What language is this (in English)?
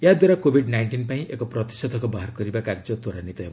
Odia